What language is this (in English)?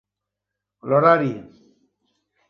Catalan